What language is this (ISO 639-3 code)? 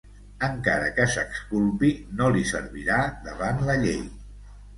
cat